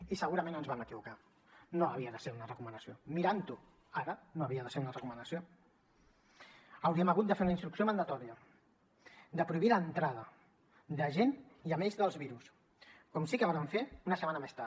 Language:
Catalan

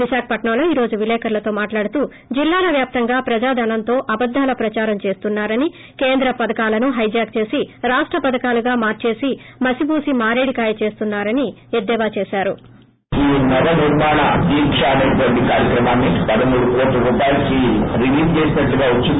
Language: Telugu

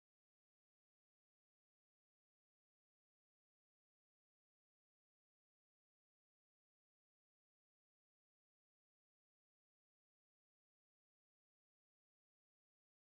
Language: Marathi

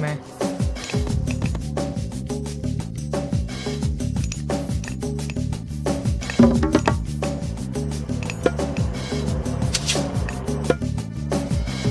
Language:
Greek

